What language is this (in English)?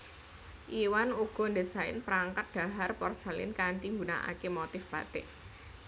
Javanese